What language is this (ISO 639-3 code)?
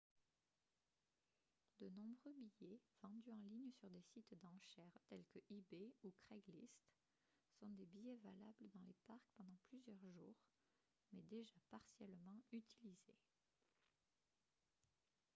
fra